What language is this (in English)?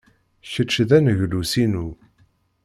Kabyle